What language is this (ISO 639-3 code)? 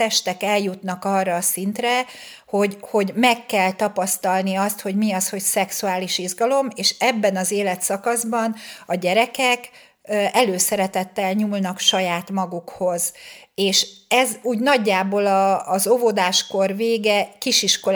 hun